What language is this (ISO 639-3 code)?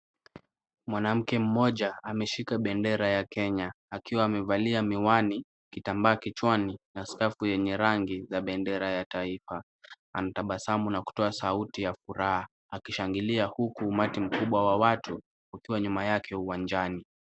swa